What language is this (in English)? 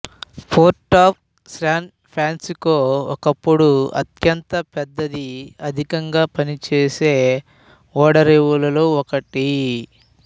Telugu